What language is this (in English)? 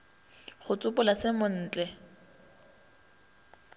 Northern Sotho